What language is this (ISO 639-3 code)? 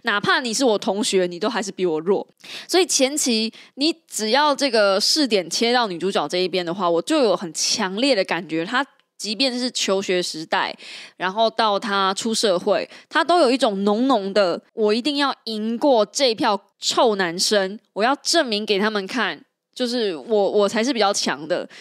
zho